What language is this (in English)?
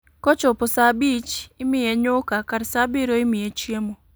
Luo (Kenya and Tanzania)